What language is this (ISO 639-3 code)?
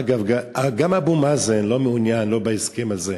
heb